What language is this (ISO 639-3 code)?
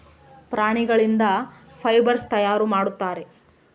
kan